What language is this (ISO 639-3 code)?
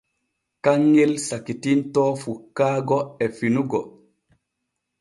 fue